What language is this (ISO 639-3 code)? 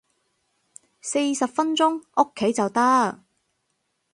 yue